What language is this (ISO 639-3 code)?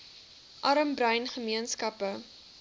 afr